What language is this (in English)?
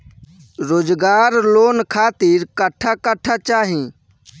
Bhojpuri